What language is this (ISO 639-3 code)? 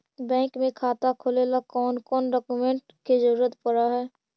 mag